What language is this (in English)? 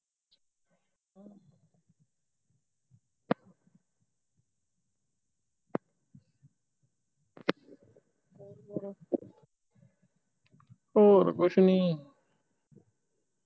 Punjabi